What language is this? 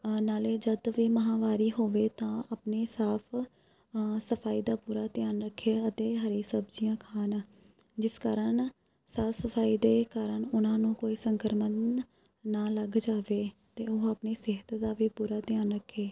Punjabi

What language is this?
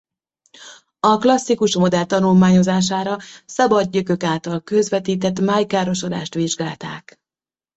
Hungarian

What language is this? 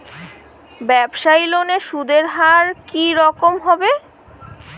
Bangla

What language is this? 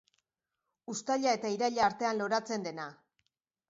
Basque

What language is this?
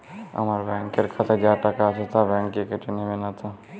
Bangla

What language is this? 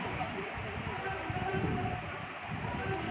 Bhojpuri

